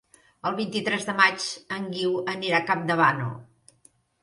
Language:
Catalan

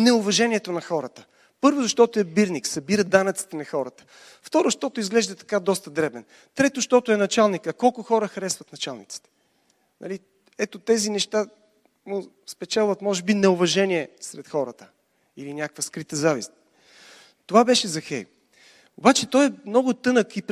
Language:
Bulgarian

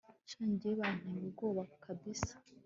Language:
Kinyarwanda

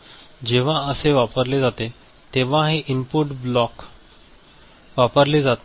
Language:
Marathi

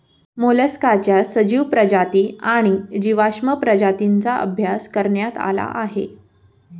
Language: Marathi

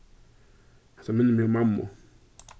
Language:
Faroese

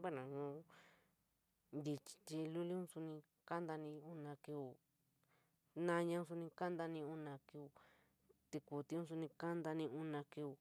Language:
San Miguel El Grande Mixtec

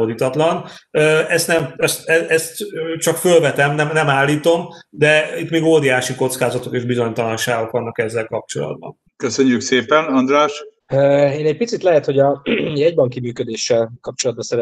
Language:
Hungarian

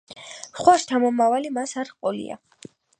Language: Georgian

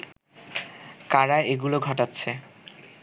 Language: Bangla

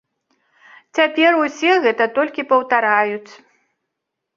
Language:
Belarusian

